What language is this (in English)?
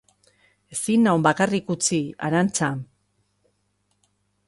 Basque